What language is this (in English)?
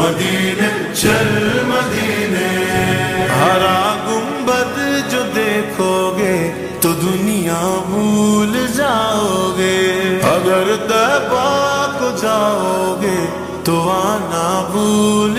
Romanian